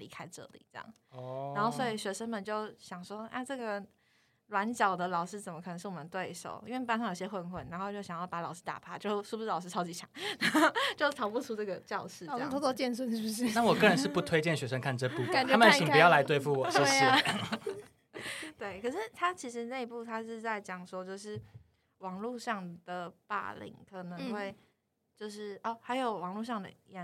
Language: Chinese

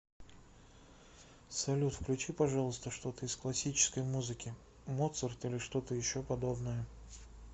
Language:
Russian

